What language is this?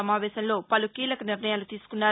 Telugu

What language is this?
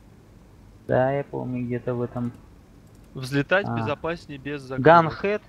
Russian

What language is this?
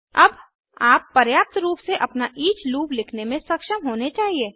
Hindi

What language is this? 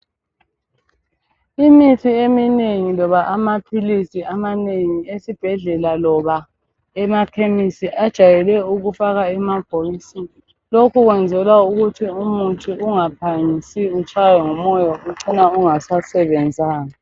North Ndebele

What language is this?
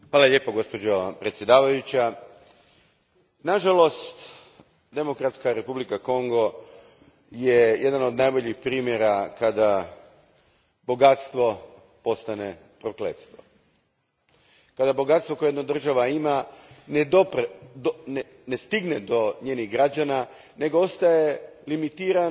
Croatian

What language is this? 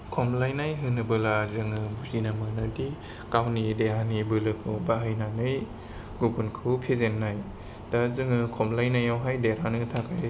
Bodo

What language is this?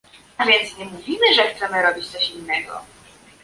Polish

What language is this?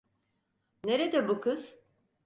Turkish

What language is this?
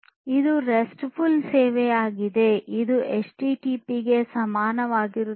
Kannada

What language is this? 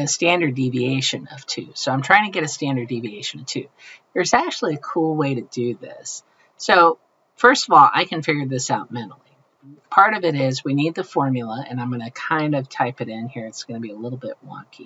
English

